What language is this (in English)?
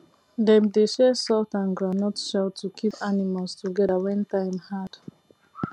Nigerian Pidgin